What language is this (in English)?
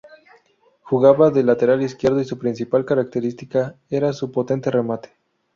Spanish